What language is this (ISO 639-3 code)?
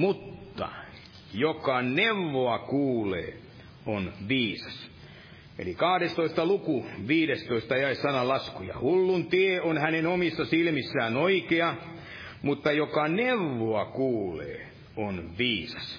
fin